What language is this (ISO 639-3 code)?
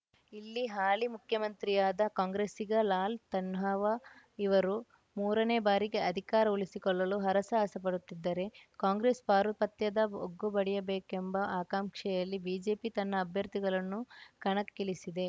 kan